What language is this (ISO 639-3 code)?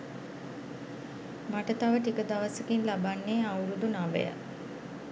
sin